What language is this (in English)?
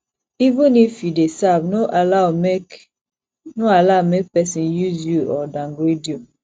Nigerian Pidgin